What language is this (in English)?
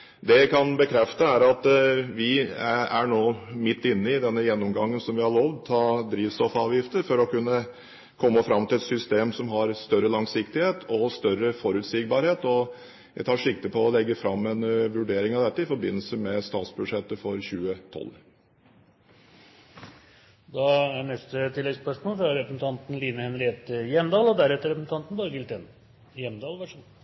Norwegian Bokmål